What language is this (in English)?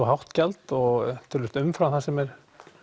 Icelandic